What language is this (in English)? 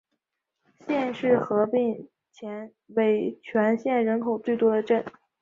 Chinese